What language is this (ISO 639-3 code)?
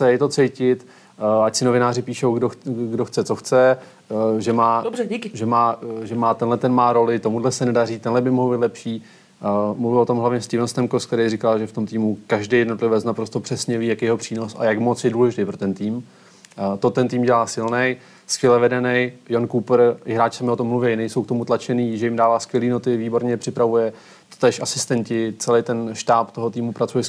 ces